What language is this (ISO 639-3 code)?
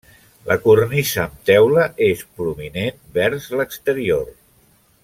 cat